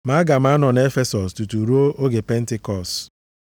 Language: Igbo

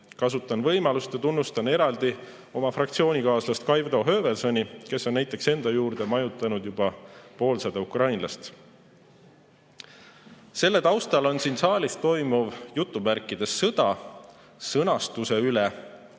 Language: Estonian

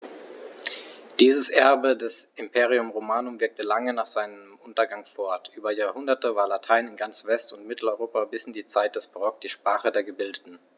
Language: German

